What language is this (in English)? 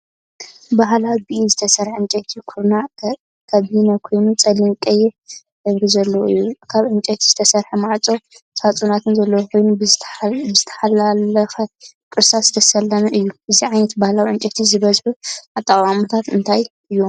Tigrinya